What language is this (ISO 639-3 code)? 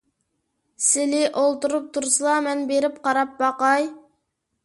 uig